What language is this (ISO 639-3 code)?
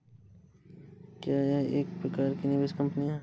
hin